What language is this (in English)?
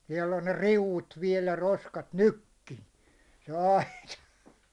Finnish